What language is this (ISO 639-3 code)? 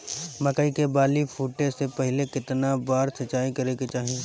bho